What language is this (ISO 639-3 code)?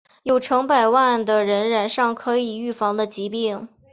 zho